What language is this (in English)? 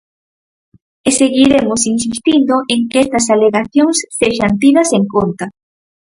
Galician